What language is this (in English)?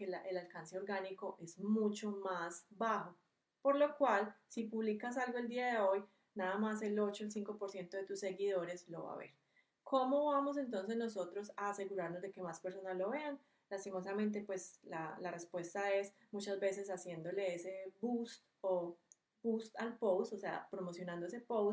Spanish